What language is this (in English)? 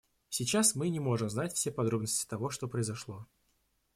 Russian